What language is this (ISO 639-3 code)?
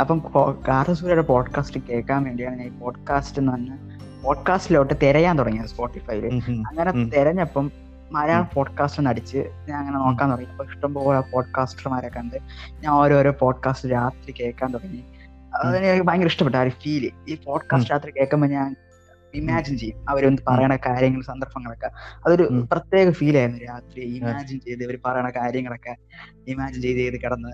mal